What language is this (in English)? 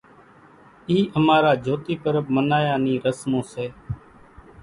Kachi Koli